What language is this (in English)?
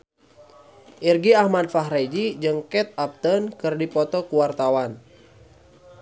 Sundanese